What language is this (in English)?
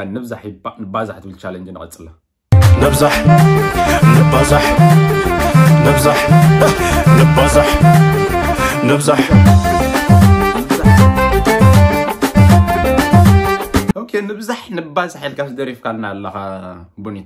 Arabic